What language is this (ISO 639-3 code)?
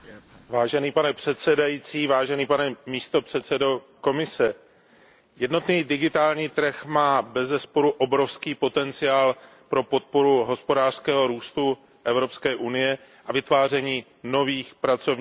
ces